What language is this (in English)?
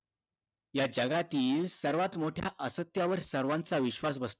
Marathi